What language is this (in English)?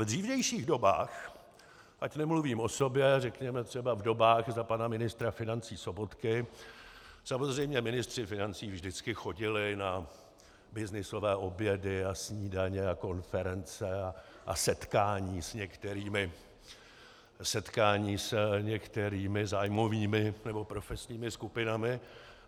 Czech